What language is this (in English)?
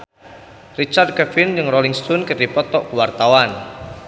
Sundanese